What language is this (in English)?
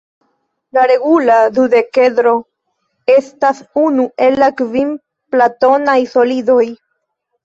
Esperanto